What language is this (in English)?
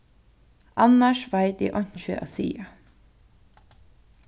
Faroese